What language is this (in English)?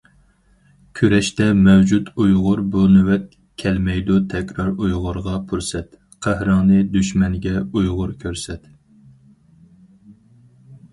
Uyghur